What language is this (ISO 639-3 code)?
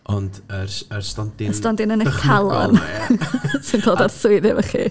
cym